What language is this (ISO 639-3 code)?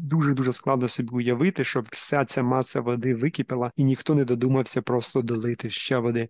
ukr